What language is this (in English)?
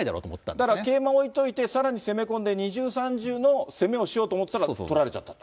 Japanese